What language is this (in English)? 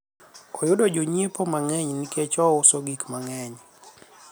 Luo (Kenya and Tanzania)